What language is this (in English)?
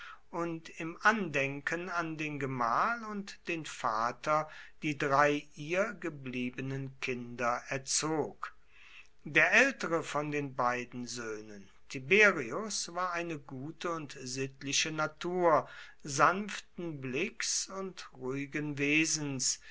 German